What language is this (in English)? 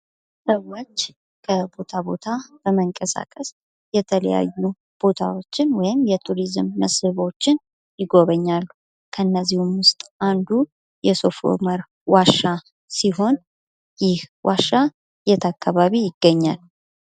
Amharic